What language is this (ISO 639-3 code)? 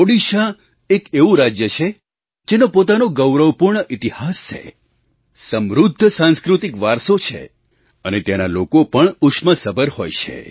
guj